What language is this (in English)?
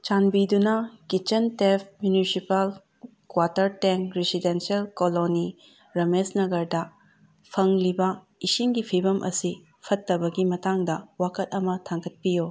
Manipuri